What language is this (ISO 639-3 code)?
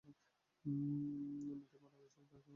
ben